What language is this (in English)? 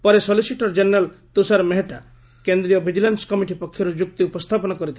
Odia